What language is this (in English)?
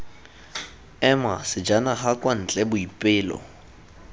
Tswana